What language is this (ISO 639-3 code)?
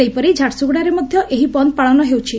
ori